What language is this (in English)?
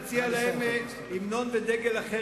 Hebrew